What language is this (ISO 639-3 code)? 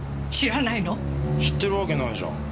jpn